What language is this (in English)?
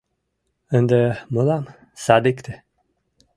Mari